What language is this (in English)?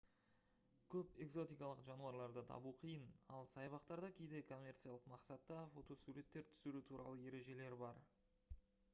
Kazakh